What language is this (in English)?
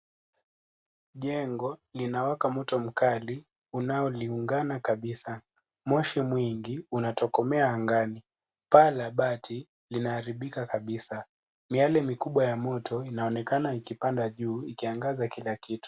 Swahili